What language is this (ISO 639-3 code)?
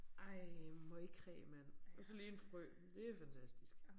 dan